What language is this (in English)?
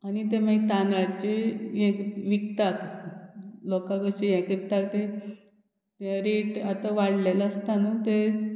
Konkani